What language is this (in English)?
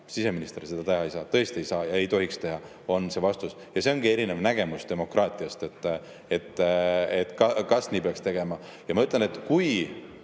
Estonian